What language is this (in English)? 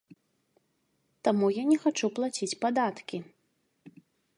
Belarusian